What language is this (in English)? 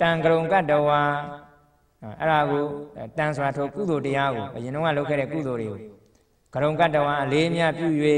Thai